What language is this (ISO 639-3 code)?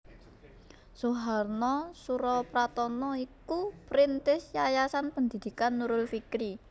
jav